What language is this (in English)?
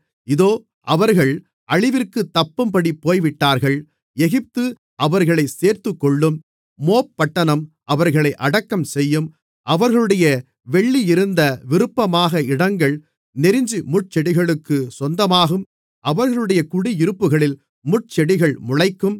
Tamil